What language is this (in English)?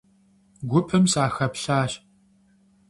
Kabardian